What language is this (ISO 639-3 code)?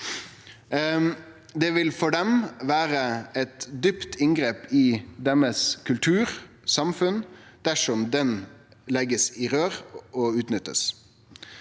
nor